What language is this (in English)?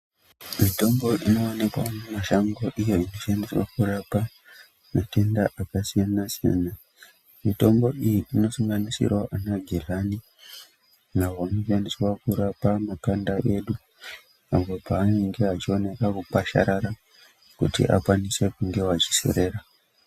Ndau